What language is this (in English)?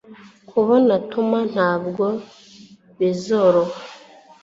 Kinyarwanda